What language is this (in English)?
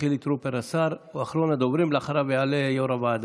Hebrew